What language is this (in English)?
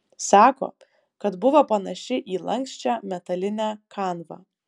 Lithuanian